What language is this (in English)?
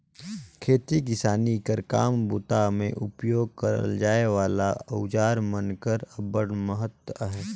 Chhattisgarhi